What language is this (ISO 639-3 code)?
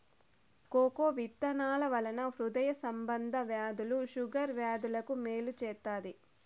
tel